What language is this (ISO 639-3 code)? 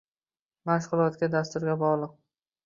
uzb